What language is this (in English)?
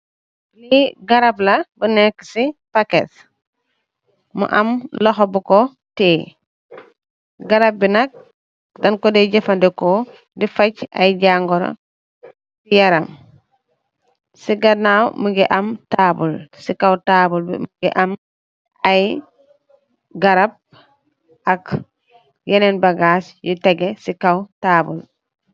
Wolof